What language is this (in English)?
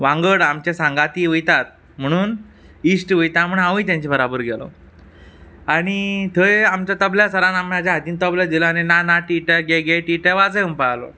Konkani